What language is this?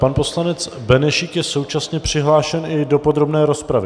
Czech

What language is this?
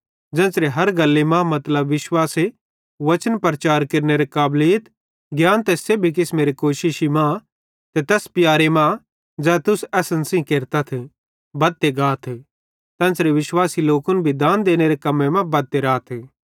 Bhadrawahi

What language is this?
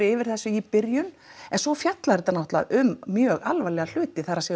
Icelandic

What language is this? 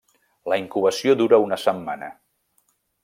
Catalan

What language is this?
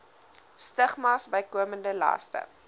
Afrikaans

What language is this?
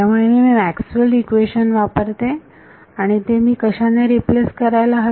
Marathi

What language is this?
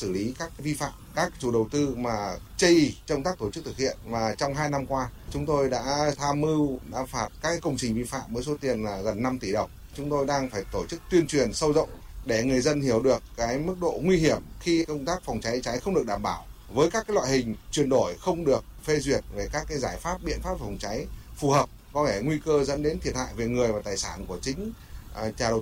Vietnamese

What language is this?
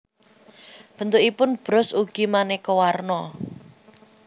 Javanese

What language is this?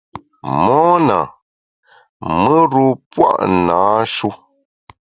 Bamun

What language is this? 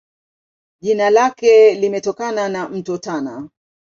Swahili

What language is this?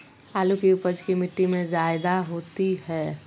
Magahi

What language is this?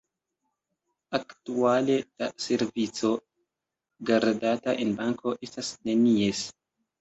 Esperanto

